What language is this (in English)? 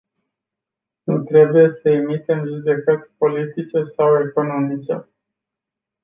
Romanian